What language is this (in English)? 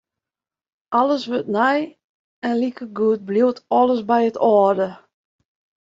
Western Frisian